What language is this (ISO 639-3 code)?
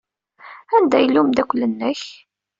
kab